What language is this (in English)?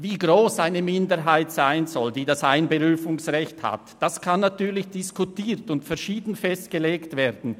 Swiss German